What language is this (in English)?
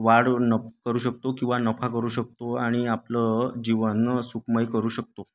Marathi